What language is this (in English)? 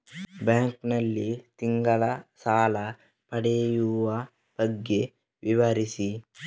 Kannada